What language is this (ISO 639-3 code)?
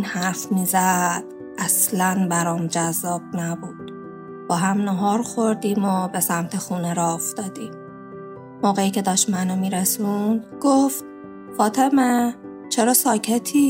fas